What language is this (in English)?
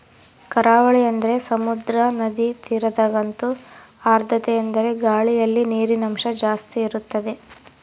Kannada